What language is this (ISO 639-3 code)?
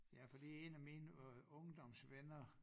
dan